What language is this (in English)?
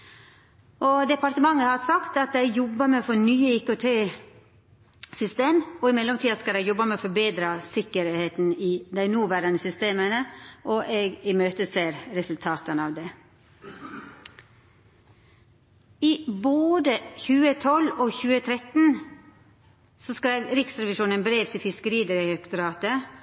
Norwegian Nynorsk